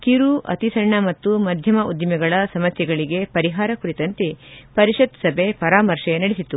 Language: Kannada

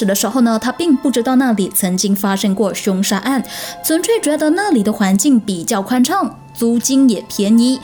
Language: Chinese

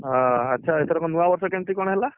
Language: Odia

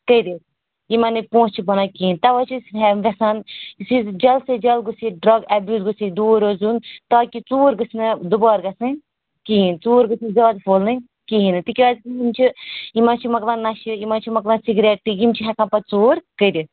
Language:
Kashmiri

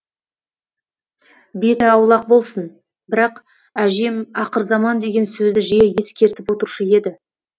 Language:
Kazakh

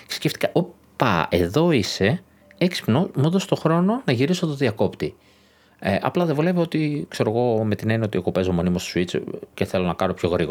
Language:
Greek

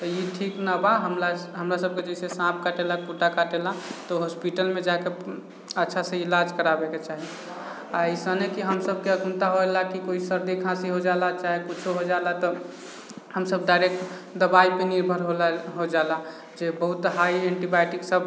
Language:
Maithili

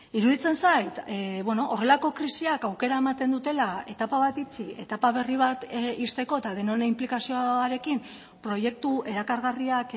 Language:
Basque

